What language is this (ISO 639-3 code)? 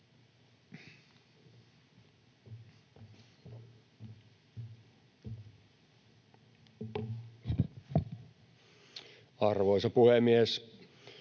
fin